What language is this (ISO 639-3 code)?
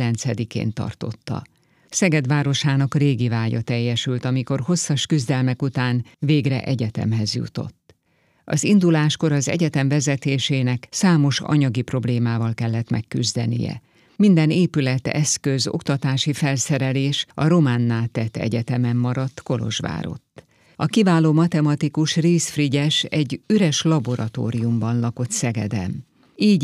hun